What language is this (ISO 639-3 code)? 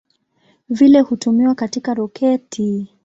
swa